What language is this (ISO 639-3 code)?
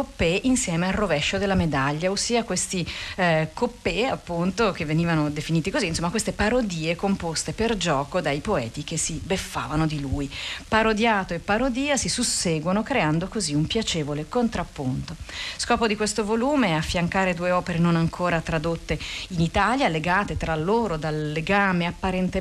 ita